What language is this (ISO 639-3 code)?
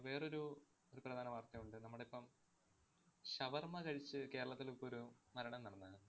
mal